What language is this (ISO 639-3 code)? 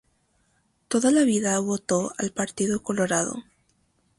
spa